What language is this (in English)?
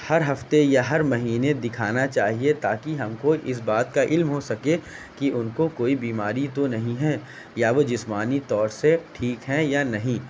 Urdu